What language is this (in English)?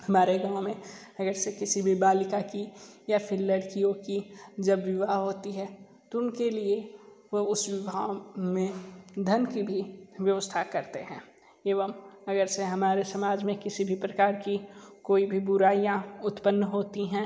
Hindi